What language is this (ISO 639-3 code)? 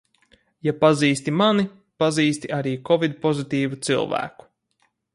lav